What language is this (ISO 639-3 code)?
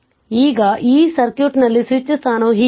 kan